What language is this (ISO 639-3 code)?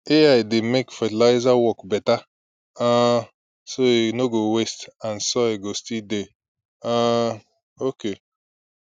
pcm